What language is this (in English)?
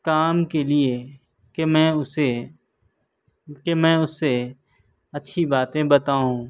Urdu